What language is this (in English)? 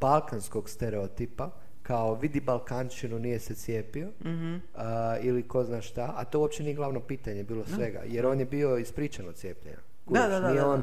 Croatian